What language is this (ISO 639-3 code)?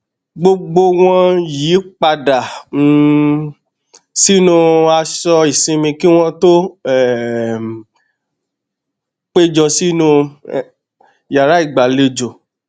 yor